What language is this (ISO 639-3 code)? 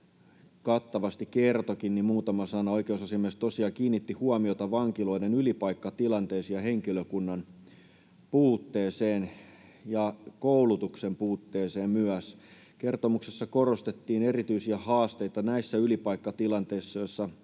fin